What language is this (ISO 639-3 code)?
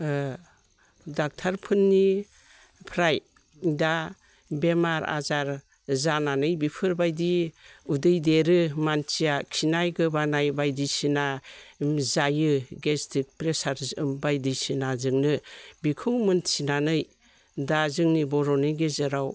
brx